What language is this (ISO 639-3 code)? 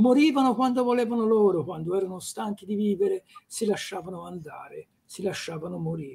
ita